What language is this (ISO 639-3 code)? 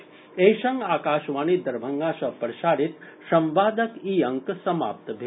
mai